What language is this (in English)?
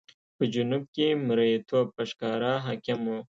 Pashto